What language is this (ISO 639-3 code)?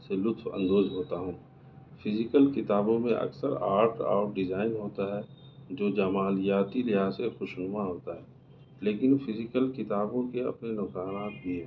urd